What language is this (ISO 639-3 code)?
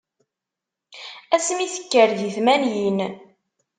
kab